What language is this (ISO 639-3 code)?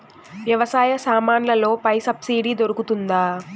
tel